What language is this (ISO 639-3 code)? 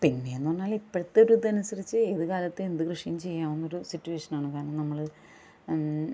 mal